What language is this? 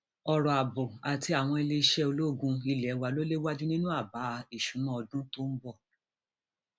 Yoruba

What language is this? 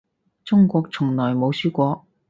Cantonese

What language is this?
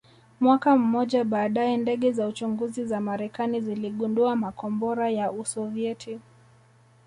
Swahili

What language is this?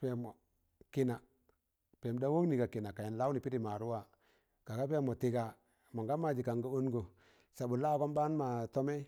Tangale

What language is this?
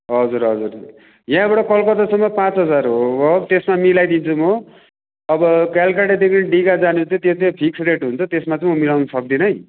Nepali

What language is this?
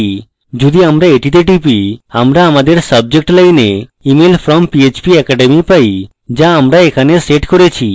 Bangla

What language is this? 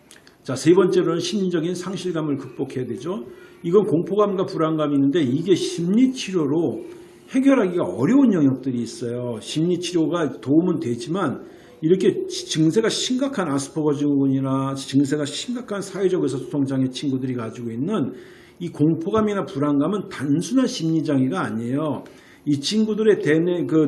Korean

